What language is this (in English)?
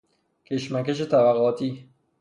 Persian